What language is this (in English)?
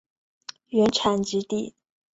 Chinese